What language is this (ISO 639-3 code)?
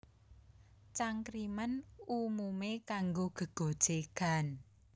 jav